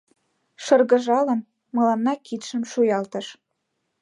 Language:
Mari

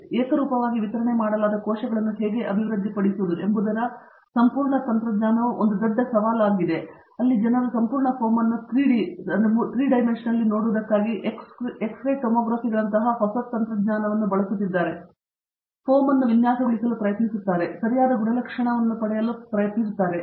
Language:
Kannada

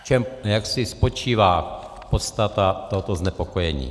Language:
Czech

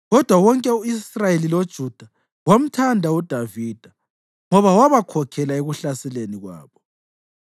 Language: North Ndebele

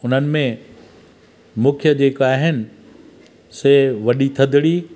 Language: Sindhi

